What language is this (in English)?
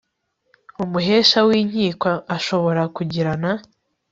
Kinyarwanda